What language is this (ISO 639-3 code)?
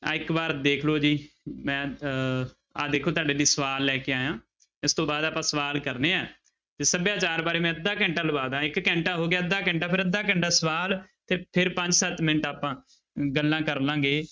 pan